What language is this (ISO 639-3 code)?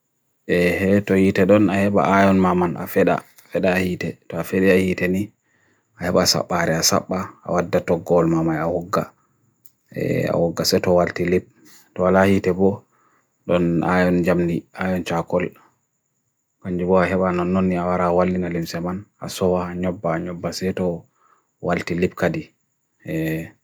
fui